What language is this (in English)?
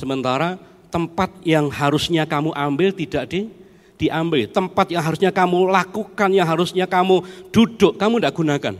Indonesian